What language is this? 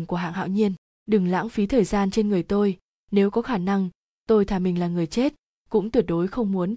Vietnamese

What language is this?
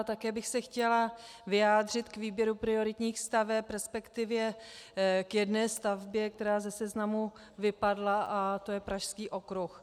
Czech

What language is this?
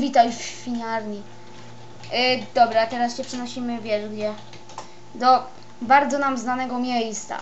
Polish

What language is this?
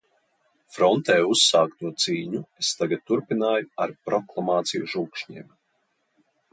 Latvian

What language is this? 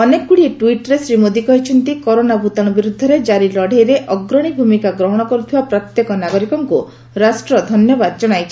Odia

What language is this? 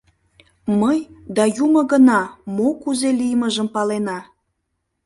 Mari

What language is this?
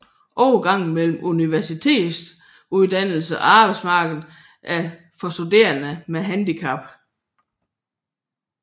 Danish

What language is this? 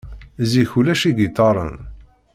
Kabyle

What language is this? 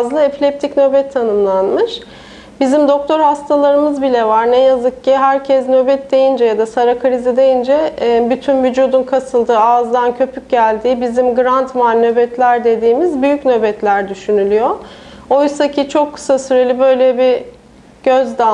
Turkish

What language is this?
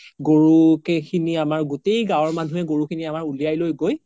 Assamese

